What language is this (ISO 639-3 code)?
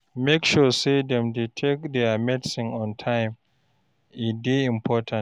pcm